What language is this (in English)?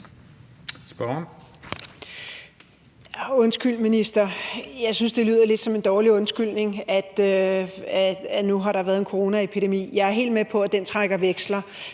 Danish